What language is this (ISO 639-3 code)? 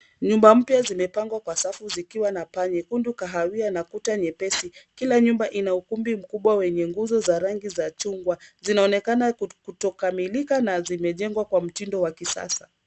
swa